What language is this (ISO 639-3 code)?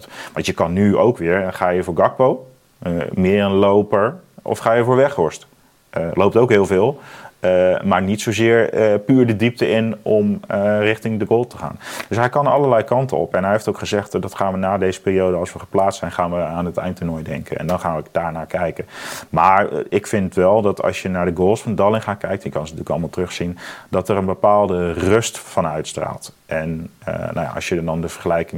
nld